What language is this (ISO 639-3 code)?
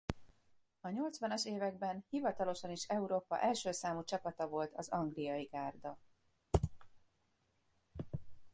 hun